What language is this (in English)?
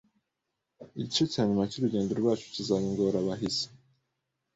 Kinyarwanda